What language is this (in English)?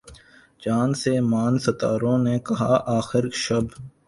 Urdu